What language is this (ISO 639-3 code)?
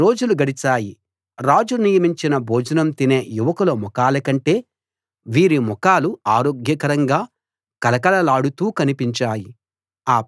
tel